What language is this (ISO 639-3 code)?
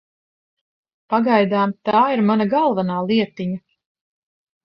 lav